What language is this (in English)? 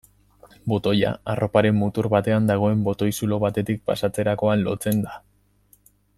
Basque